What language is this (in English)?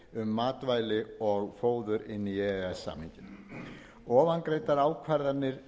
Icelandic